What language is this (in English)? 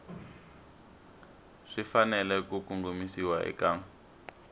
Tsonga